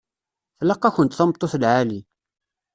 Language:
Kabyle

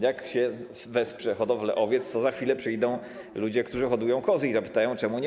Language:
Polish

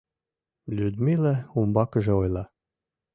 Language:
Mari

